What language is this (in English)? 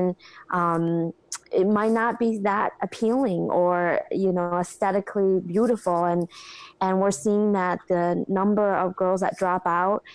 English